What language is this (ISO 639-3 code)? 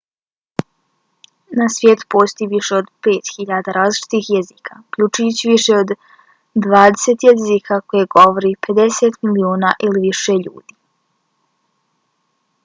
bos